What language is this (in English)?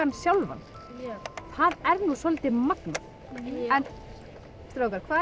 Icelandic